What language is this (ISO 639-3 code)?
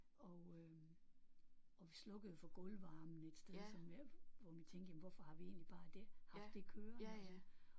dan